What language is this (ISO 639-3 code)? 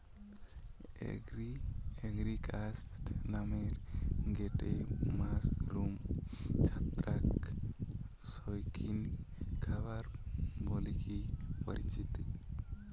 ben